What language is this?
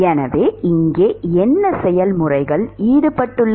Tamil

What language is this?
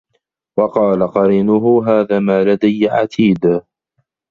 Arabic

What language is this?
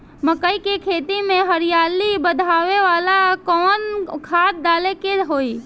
Bhojpuri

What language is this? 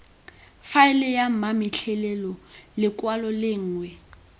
Tswana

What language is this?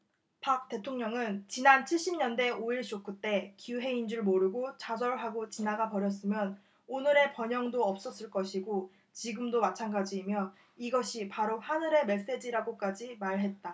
Korean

